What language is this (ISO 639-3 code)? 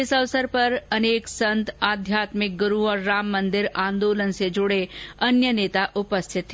hin